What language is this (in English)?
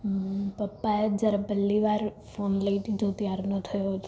Gujarati